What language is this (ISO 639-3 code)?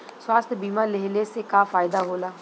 bho